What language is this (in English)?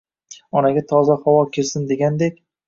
Uzbek